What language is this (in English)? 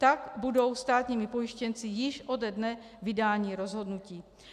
Czech